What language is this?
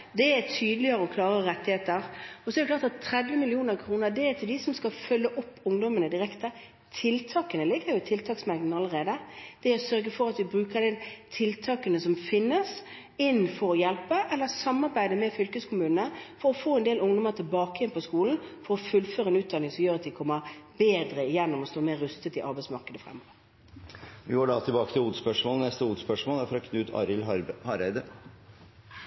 Norwegian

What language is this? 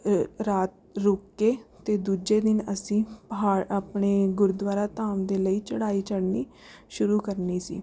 Punjabi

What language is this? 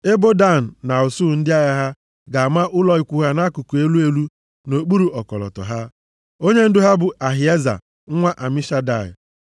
Igbo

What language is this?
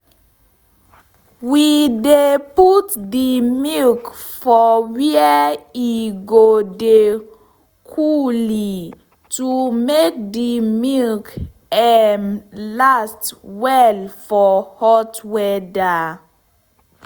Nigerian Pidgin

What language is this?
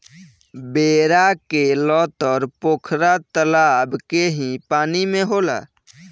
Bhojpuri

